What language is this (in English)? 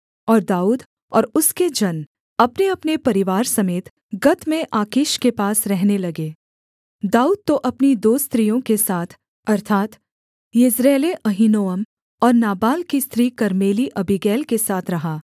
Hindi